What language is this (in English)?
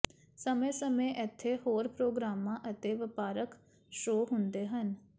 Punjabi